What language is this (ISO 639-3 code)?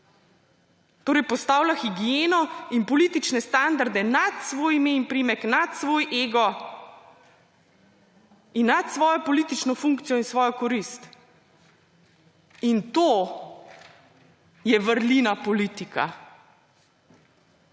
slv